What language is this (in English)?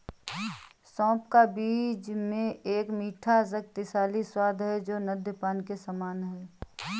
Hindi